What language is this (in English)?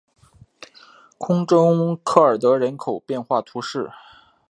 Chinese